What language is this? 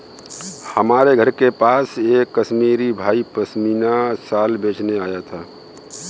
Hindi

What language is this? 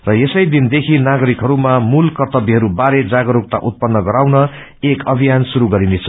Nepali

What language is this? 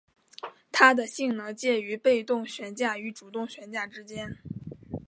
Chinese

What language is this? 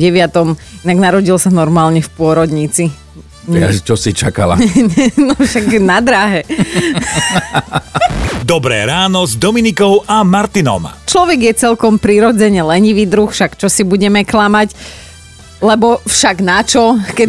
Slovak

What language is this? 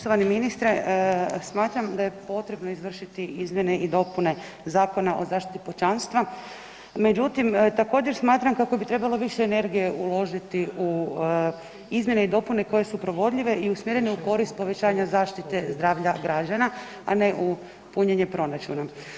Croatian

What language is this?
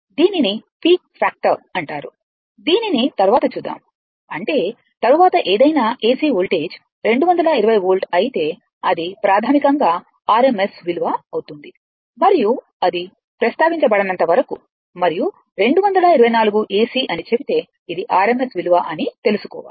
Telugu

